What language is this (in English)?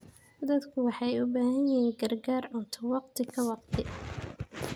Somali